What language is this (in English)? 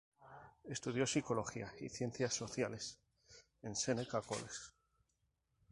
Spanish